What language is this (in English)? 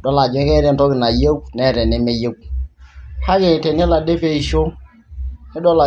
Masai